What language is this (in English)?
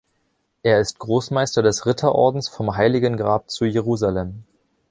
German